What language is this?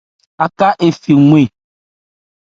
Ebrié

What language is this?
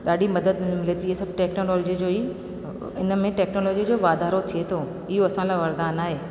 Sindhi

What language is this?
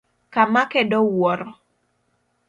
Luo (Kenya and Tanzania)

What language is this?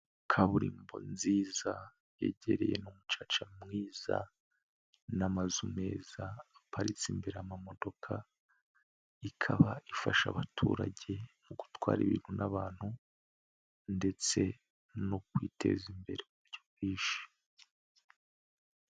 Kinyarwanda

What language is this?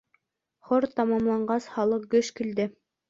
Bashkir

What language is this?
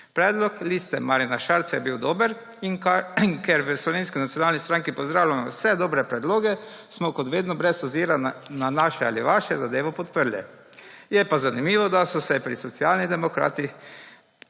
Slovenian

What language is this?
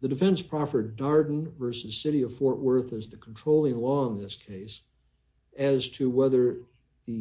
English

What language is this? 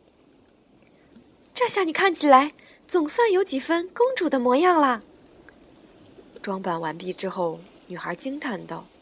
Chinese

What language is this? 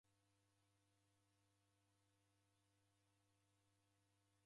Taita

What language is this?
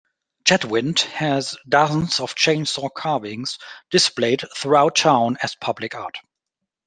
English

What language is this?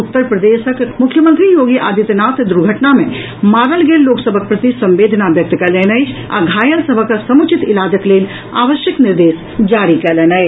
Maithili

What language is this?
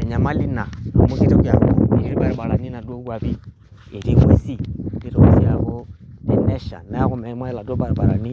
Masai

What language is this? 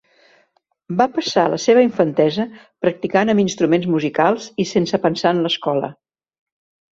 Catalan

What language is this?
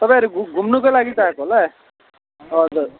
Nepali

